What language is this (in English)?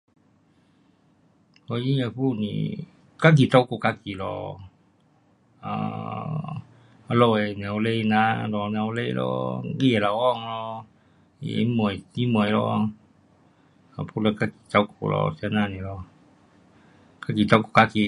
Pu-Xian Chinese